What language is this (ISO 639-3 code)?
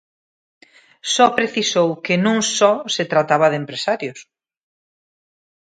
glg